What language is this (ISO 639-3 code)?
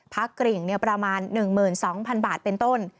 tha